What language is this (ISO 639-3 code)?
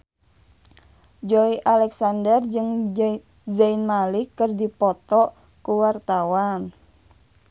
sun